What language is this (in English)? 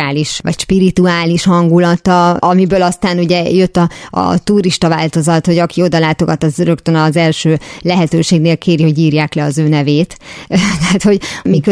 Hungarian